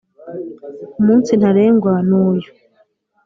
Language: Kinyarwanda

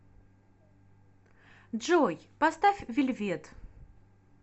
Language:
Russian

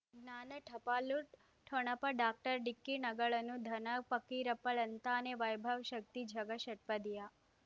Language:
Kannada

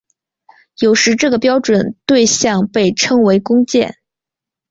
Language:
Chinese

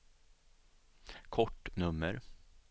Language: Swedish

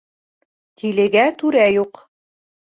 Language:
Bashkir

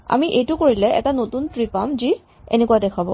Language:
Assamese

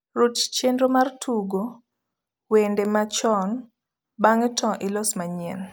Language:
Luo (Kenya and Tanzania)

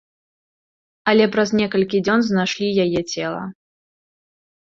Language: Belarusian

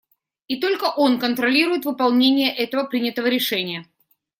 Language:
Russian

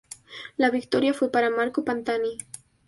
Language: Spanish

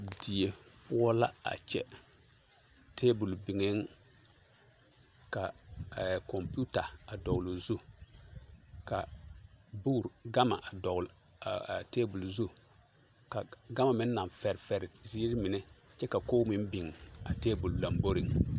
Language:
Southern Dagaare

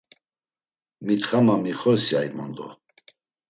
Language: Laz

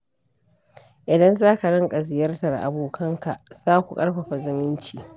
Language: Hausa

